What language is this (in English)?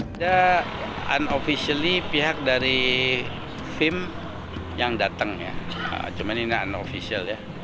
Indonesian